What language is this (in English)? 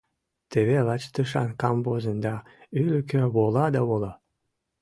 Mari